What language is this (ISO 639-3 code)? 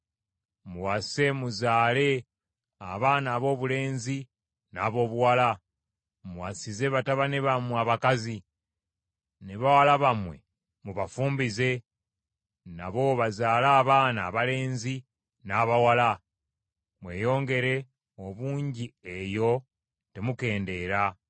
lug